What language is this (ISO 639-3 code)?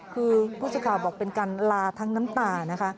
tha